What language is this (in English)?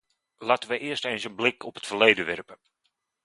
Dutch